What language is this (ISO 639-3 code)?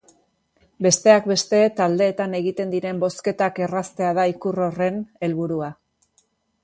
eus